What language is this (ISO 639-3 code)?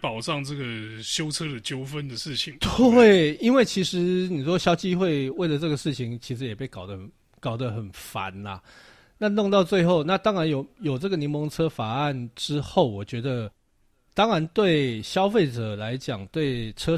zho